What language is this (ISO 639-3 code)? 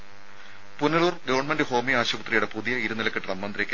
mal